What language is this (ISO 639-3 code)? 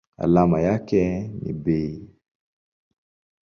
swa